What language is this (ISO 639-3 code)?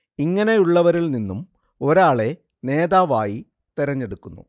mal